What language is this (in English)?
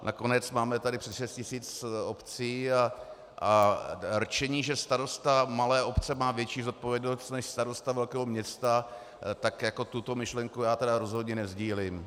Czech